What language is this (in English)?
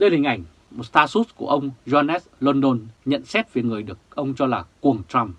Vietnamese